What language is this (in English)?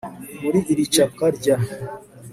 Kinyarwanda